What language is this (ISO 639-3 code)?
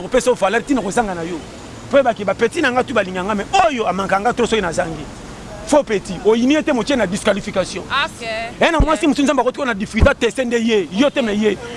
fra